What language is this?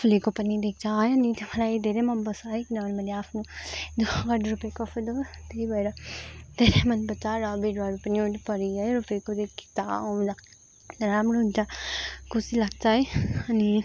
Nepali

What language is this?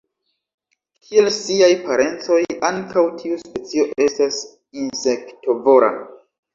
Esperanto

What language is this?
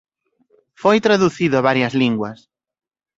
Galician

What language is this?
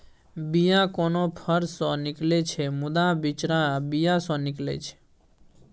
Maithili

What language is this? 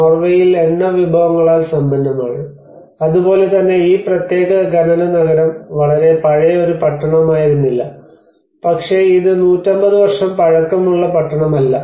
Malayalam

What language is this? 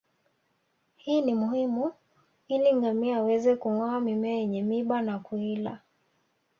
Swahili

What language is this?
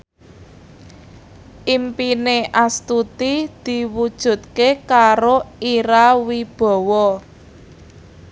Javanese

